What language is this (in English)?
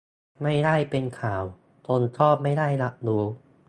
Thai